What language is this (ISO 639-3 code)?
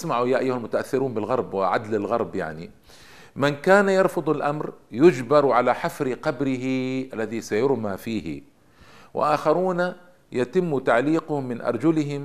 ara